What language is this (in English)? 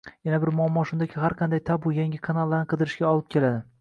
Uzbek